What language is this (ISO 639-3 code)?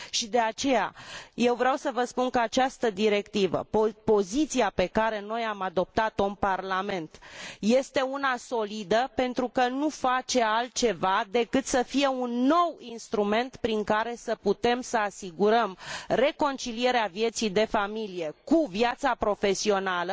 ron